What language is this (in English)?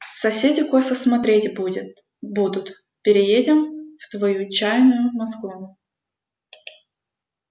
Russian